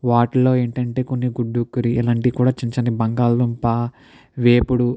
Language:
Telugu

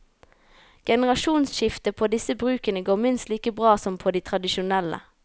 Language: Norwegian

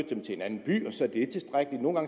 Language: Danish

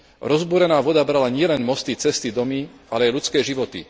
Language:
Slovak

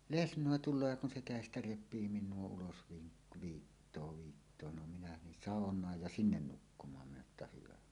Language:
Finnish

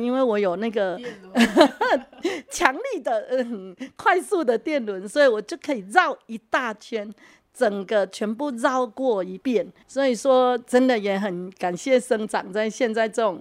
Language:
Chinese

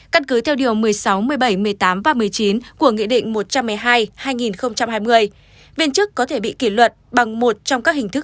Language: Vietnamese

